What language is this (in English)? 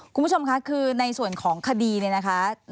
Thai